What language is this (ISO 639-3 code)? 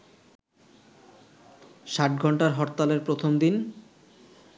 ben